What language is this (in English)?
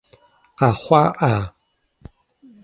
Kabardian